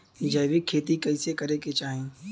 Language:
Bhojpuri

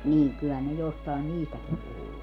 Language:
Finnish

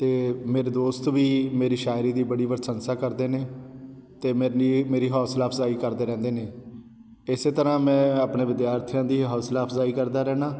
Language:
Punjabi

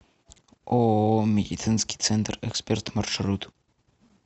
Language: Russian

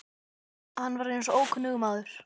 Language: Icelandic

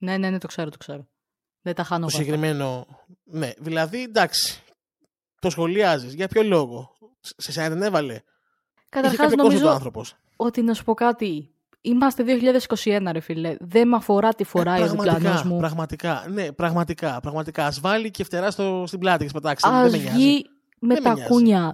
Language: Greek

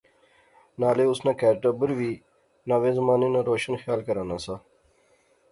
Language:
Pahari-Potwari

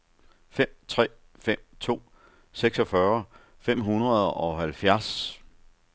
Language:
Danish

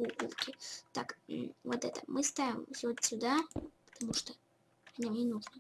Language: Russian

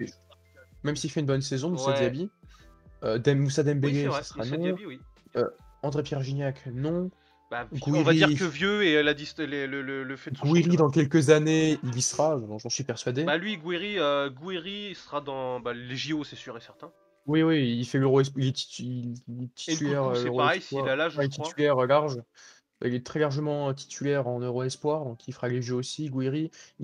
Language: French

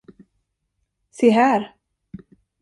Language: Swedish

